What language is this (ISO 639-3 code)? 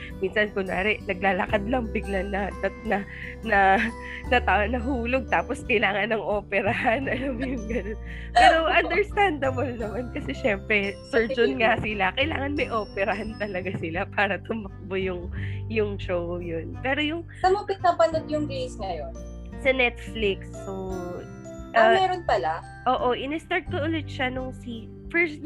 fil